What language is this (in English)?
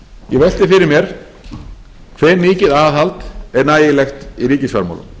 Icelandic